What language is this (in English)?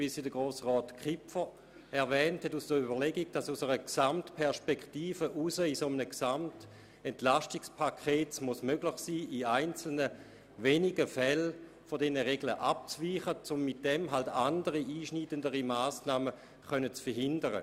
Swiss German